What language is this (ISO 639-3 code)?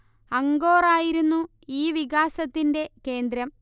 mal